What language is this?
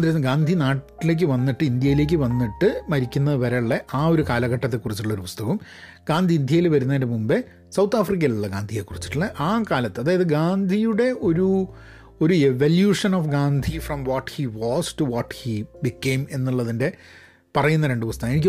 Malayalam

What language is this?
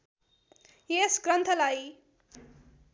Nepali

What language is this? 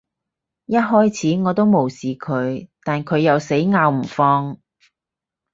Cantonese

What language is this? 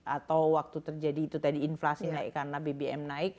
Indonesian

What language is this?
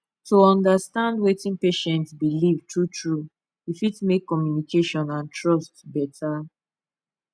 Nigerian Pidgin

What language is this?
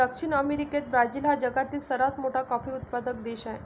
Marathi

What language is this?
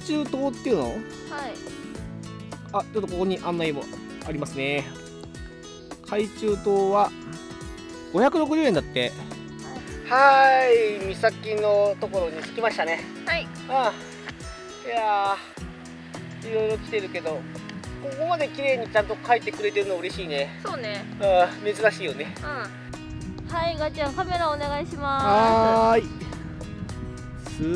Japanese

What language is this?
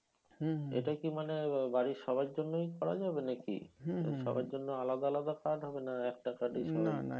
Bangla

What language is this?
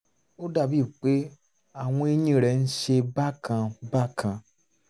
Yoruba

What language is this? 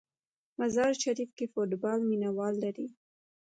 Pashto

